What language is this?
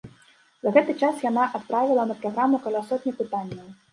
Belarusian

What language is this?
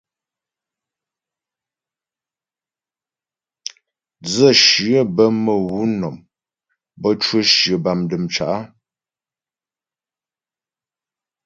Ghomala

